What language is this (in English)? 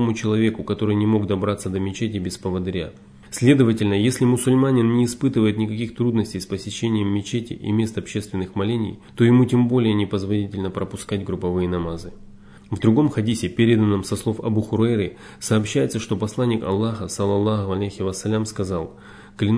Russian